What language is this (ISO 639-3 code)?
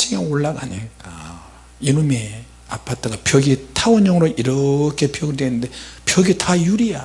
kor